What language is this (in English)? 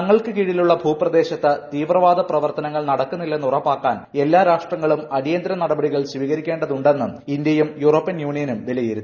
Malayalam